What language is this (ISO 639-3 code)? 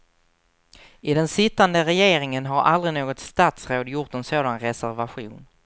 swe